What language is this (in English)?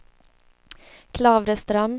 Swedish